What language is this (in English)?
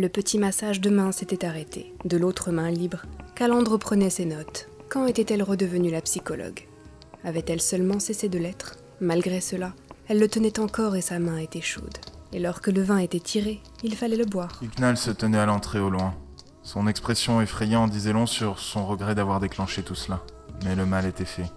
French